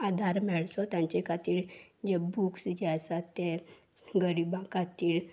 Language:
Konkani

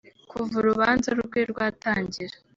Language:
Kinyarwanda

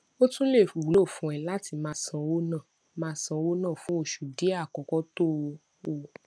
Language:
Yoruba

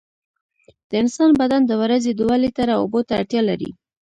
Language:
Pashto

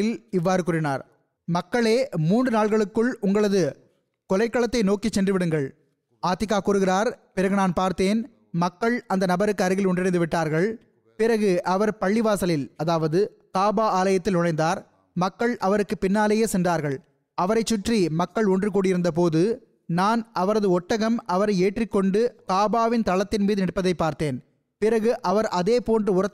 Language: Tamil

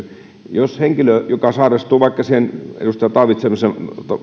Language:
Finnish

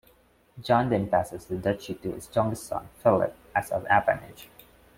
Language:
English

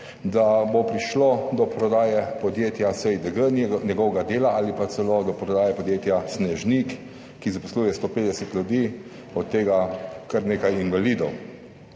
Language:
Slovenian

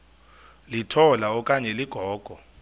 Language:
Xhosa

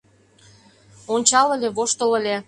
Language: Mari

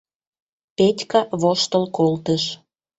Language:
Mari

